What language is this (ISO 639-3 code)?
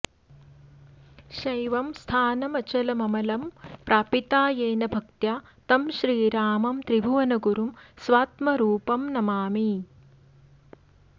san